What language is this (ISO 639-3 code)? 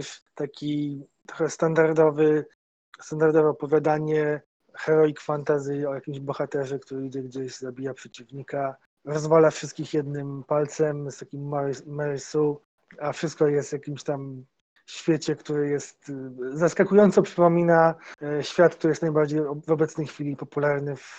pol